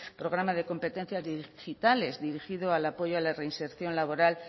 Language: Spanish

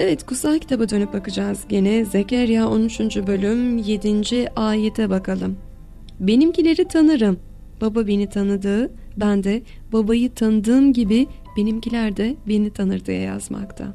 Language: Turkish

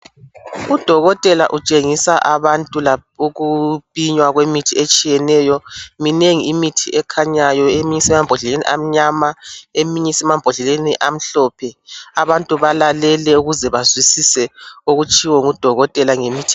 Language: North Ndebele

